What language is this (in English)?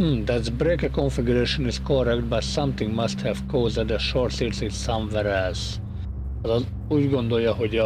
Hungarian